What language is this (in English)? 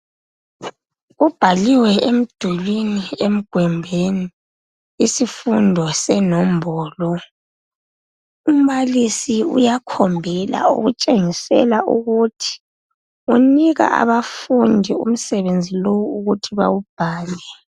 North Ndebele